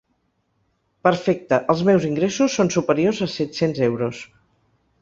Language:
Catalan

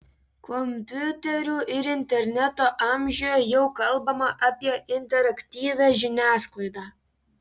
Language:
Lithuanian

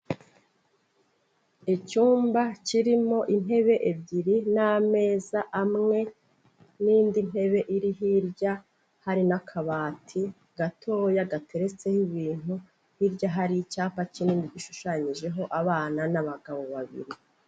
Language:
Kinyarwanda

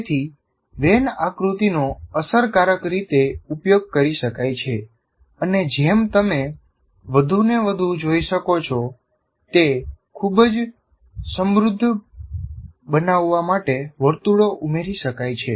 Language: Gujarati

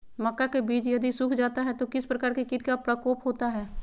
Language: Magahi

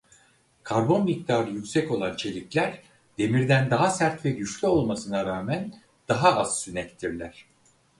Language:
Turkish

